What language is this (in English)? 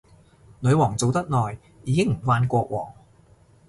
Cantonese